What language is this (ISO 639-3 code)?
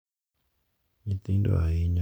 luo